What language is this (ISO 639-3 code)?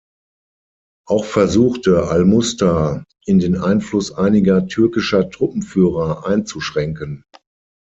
deu